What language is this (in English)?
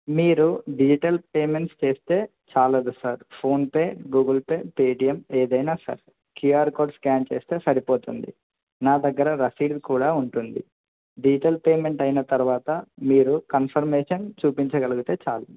Telugu